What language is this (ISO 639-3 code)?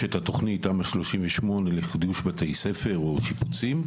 heb